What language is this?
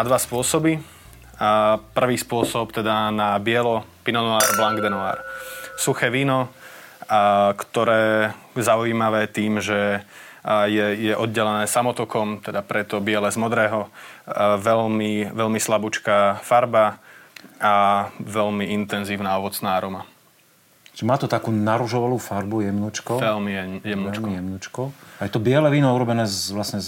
Slovak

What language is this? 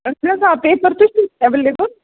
Kashmiri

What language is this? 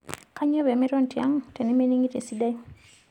Masai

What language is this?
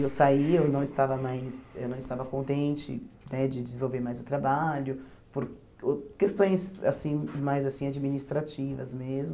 Portuguese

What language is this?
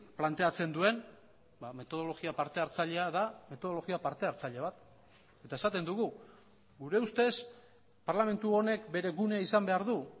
Basque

